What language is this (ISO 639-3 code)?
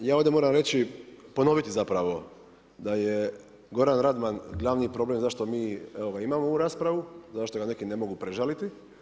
hrv